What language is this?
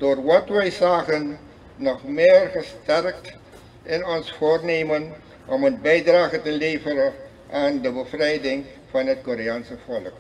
Dutch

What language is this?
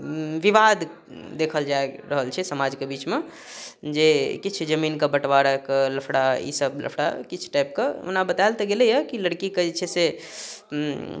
Maithili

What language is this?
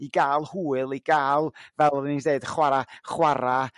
Welsh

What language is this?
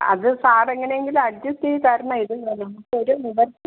Malayalam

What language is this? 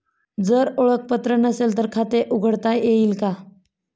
Marathi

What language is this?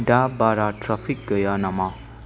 Bodo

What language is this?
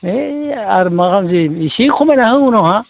Bodo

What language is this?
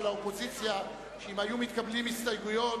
Hebrew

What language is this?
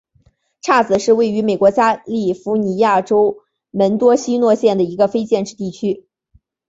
Chinese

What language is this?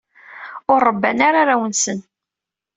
Kabyle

